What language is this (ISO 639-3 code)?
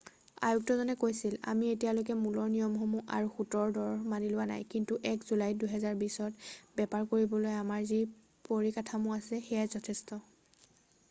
asm